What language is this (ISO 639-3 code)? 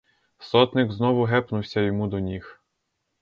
ukr